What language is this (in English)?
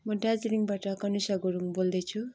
Nepali